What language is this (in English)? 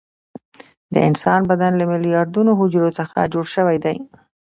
Pashto